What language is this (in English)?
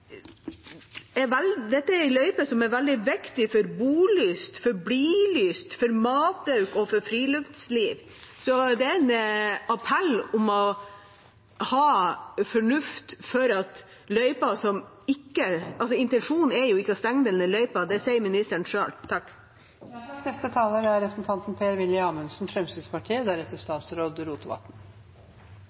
Norwegian Bokmål